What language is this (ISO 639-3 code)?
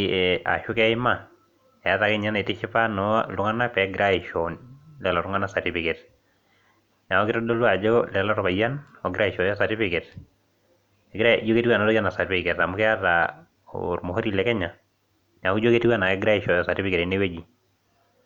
mas